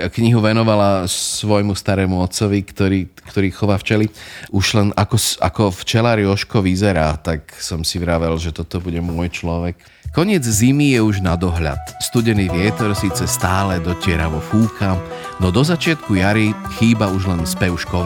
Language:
Slovak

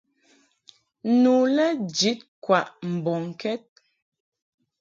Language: Mungaka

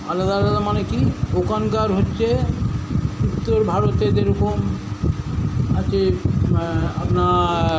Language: Bangla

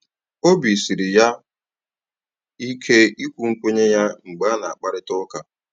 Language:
Igbo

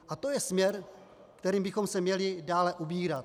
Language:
Czech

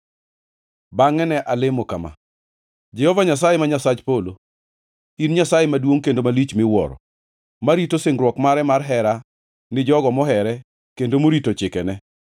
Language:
Luo (Kenya and Tanzania)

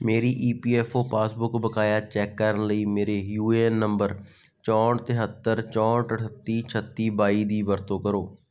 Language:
Punjabi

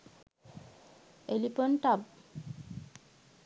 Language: Sinhala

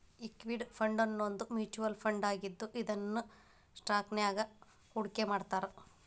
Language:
Kannada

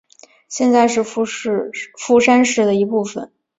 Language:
Chinese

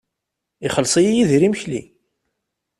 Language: Kabyle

